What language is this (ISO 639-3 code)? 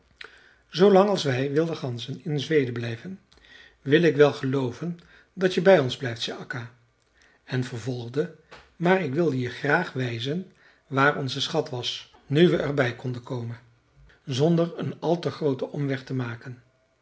nld